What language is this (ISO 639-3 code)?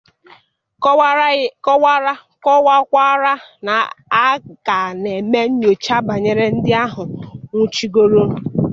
ibo